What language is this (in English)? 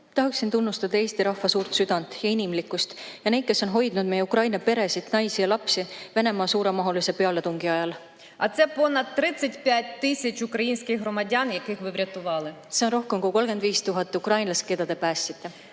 Estonian